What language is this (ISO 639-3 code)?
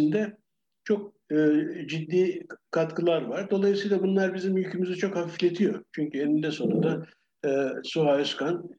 tur